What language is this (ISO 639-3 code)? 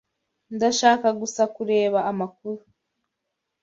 kin